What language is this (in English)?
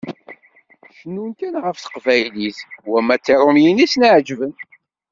Kabyle